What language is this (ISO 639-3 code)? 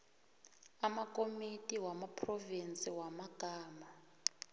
nbl